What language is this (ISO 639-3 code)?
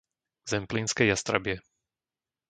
slk